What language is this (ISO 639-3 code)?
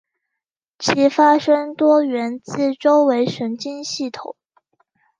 zho